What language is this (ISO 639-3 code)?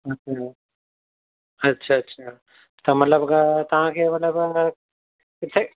snd